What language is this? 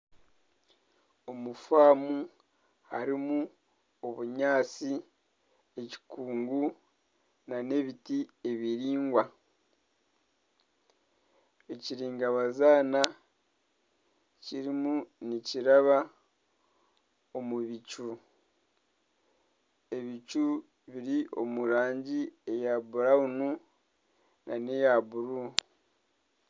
Nyankole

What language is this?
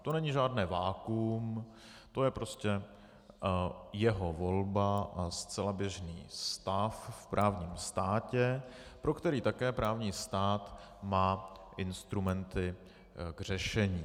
Czech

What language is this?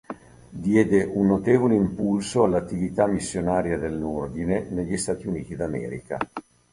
Italian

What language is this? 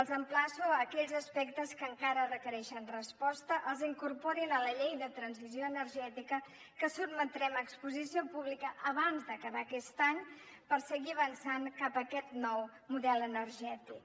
Catalan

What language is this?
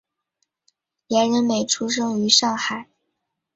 Chinese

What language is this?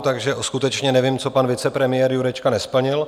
Czech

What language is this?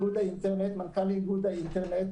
Hebrew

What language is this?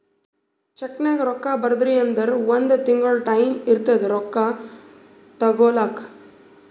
Kannada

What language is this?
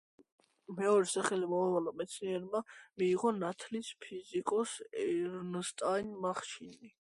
Georgian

